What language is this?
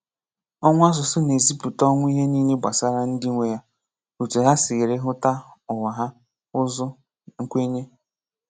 Igbo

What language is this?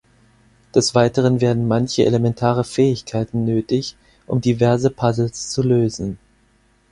German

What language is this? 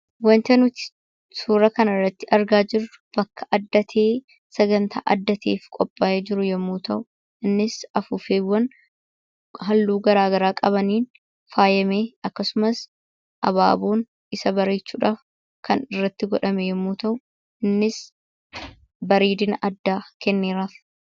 Oromo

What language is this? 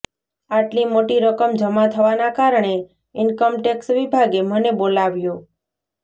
Gujarati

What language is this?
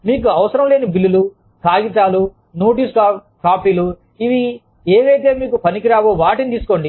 Telugu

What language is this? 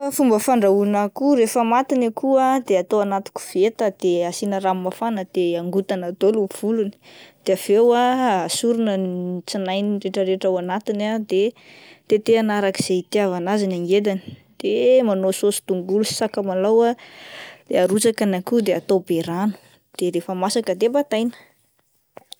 Malagasy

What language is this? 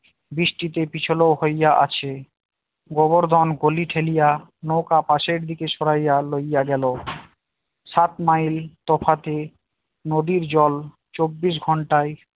Bangla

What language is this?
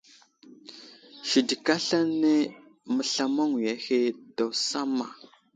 Wuzlam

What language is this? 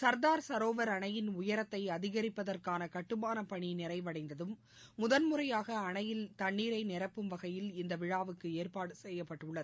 Tamil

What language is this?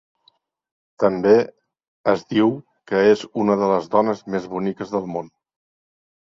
Catalan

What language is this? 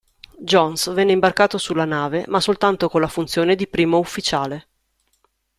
Italian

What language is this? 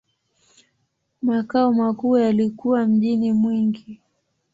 Swahili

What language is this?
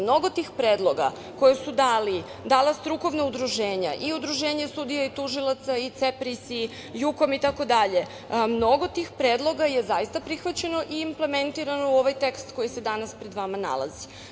Serbian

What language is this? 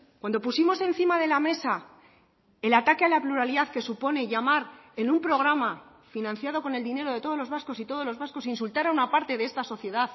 Spanish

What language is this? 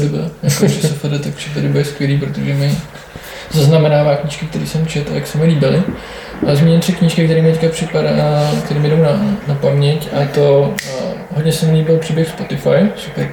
Czech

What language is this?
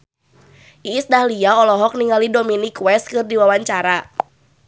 Sundanese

